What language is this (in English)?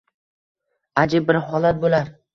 Uzbek